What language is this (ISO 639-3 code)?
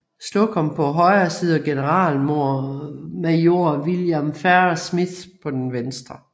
dan